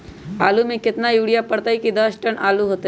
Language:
Magahi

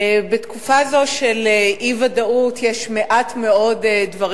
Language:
Hebrew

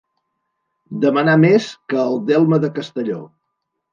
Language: Catalan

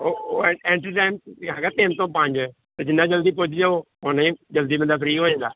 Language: Punjabi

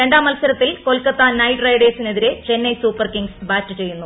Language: Malayalam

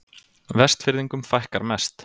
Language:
Icelandic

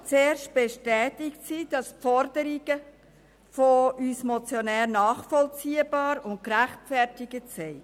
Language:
Swiss German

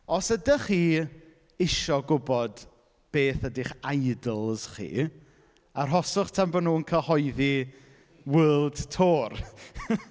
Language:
Welsh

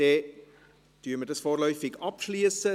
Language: Swiss German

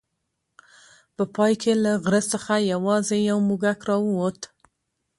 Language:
Pashto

